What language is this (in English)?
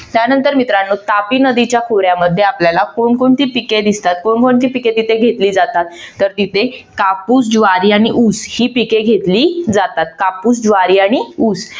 Marathi